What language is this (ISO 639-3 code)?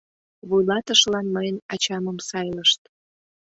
chm